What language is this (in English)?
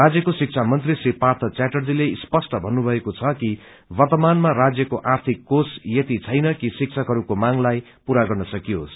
Nepali